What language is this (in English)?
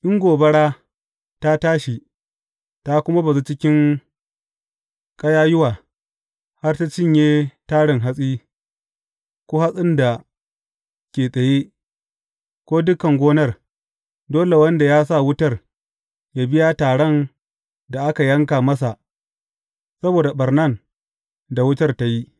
Hausa